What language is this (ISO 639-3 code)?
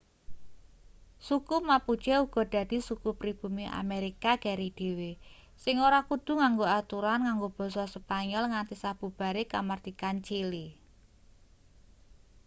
jav